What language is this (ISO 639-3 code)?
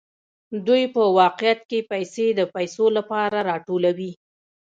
pus